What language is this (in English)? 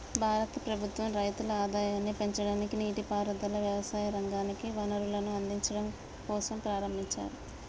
Telugu